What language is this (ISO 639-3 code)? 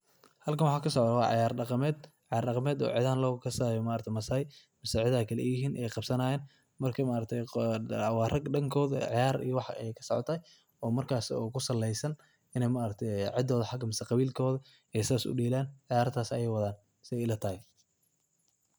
som